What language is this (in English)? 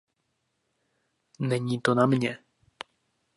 Czech